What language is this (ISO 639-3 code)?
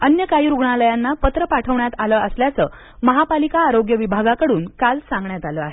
mar